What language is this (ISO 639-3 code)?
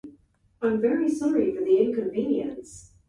jpn